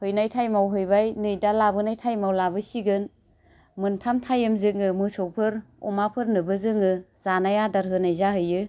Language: Bodo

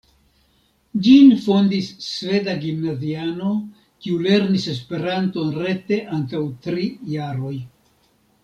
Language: Esperanto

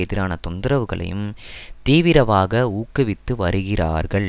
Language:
Tamil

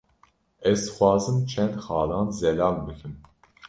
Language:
Kurdish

